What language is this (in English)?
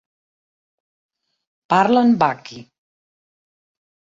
Catalan